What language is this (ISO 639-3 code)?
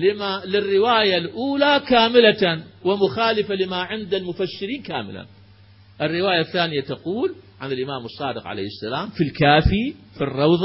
ara